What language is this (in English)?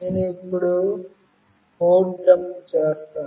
Telugu